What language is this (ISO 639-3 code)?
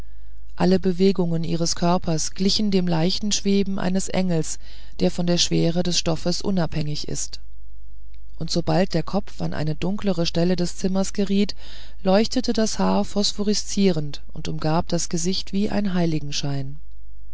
deu